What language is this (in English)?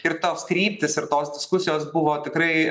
Lithuanian